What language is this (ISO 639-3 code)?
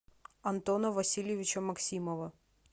rus